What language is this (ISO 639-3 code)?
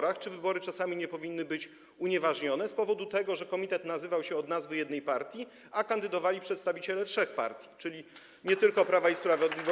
pol